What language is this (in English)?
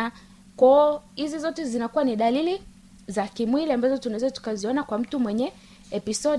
Swahili